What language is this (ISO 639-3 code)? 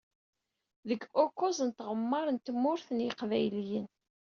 kab